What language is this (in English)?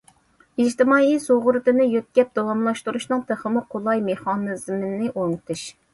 Uyghur